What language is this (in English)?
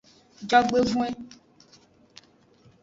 Aja (Benin)